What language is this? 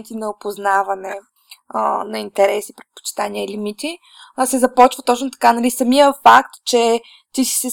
Bulgarian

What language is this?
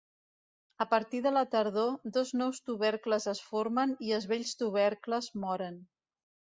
Catalan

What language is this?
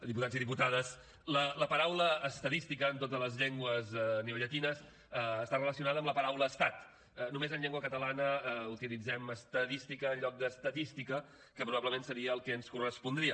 Catalan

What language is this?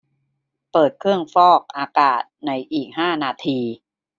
Thai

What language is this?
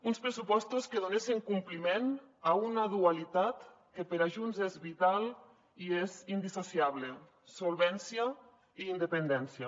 Catalan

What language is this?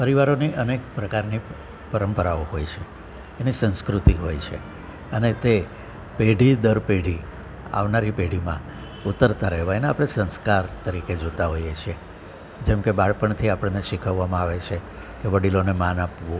Gujarati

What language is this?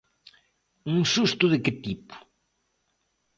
Galician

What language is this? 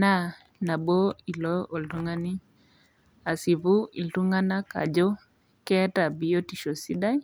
Masai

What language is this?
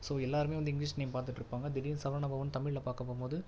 Tamil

